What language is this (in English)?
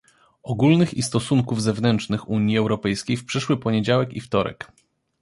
Polish